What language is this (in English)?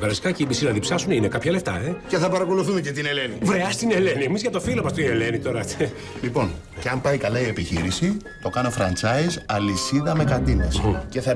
Greek